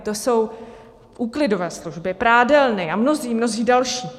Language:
Czech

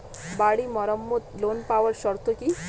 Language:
Bangla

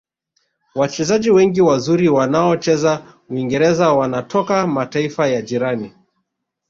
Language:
Swahili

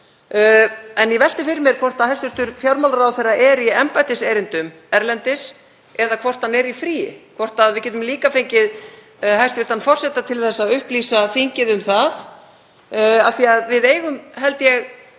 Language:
Icelandic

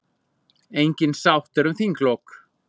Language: Icelandic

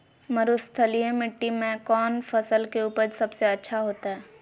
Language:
Magahi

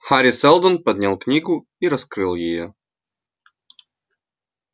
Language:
Russian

